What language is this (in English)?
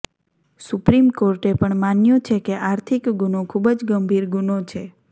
Gujarati